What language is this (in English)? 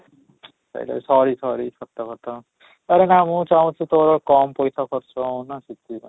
Odia